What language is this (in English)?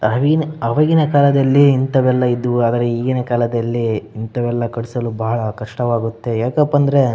Kannada